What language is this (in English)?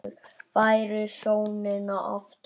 Icelandic